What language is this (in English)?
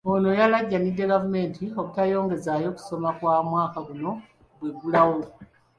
Ganda